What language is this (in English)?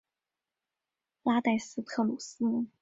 Chinese